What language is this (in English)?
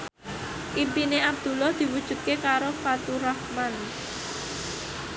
Javanese